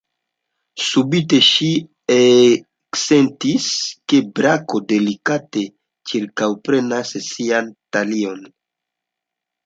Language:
Esperanto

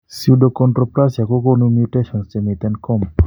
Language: Kalenjin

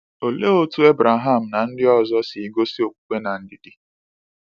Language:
Igbo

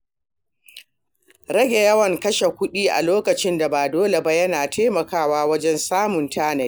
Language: Hausa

